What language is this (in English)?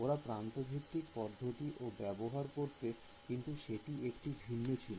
Bangla